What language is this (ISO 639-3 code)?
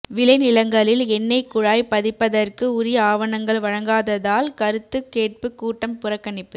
tam